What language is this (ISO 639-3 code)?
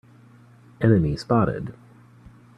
eng